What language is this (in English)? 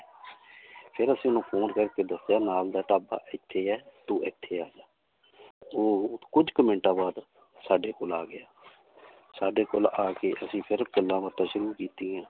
Punjabi